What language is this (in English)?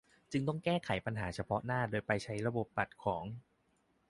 Thai